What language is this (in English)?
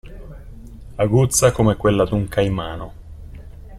Italian